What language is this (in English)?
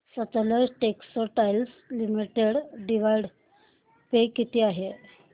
Marathi